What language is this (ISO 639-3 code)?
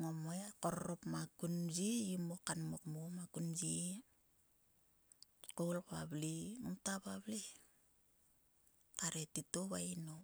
sua